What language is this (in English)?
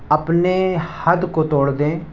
Urdu